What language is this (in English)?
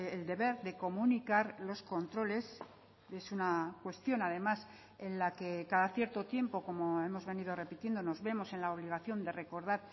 Spanish